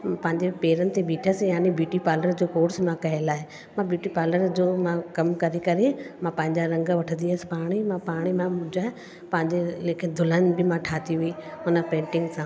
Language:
Sindhi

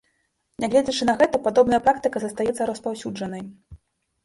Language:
Belarusian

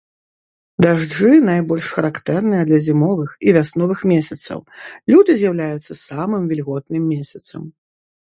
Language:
Belarusian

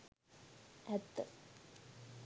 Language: Sinhala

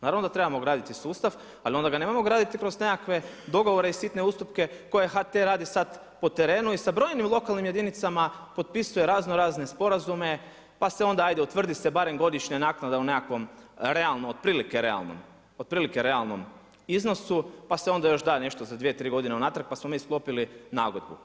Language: Croatian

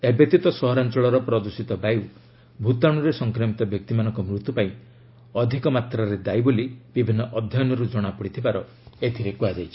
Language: Odia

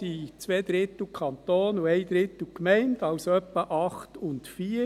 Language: Swiss German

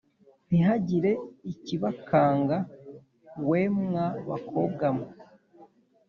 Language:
Kinyarwanda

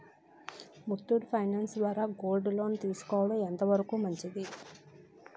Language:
Telugu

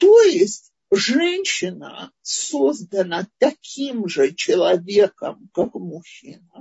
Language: Russian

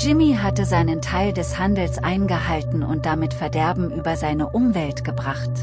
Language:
German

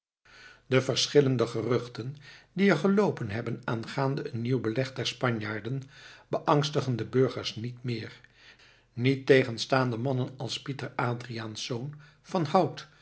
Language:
Dutch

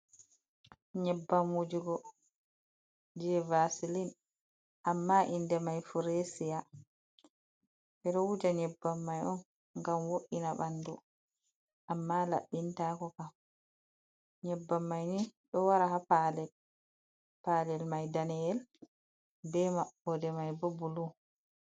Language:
Fula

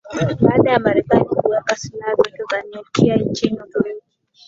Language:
Swahili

